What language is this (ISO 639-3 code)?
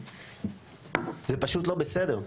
heb